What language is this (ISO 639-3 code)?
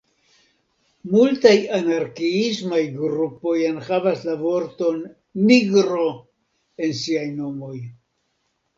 epo